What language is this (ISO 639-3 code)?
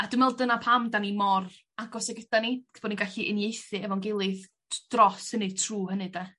cym